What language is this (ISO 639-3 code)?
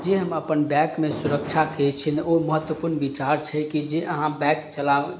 mai